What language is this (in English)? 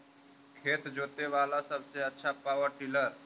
Magahi